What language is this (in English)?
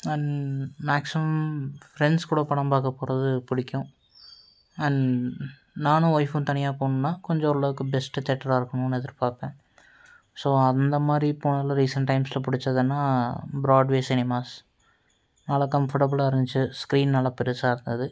Tamil